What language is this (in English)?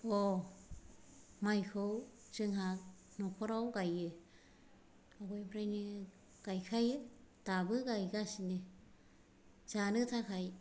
Bodo